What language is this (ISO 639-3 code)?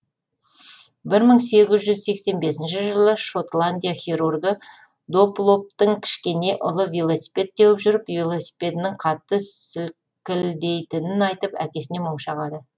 kaz